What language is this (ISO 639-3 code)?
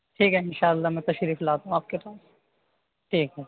urd